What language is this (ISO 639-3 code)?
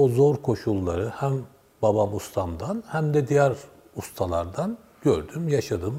tur